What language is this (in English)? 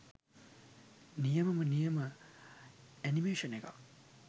Sinhala